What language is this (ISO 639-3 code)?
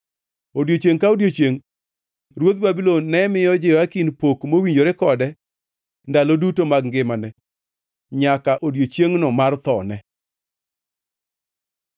luo